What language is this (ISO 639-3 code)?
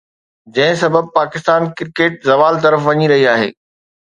snd